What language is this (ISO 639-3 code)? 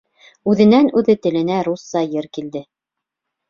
bak